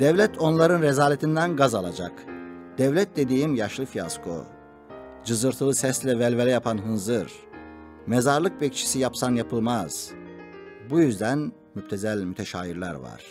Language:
Turkish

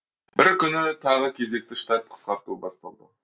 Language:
Kazakh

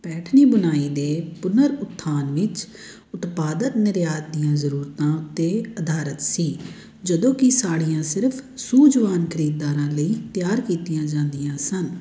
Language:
Punjabi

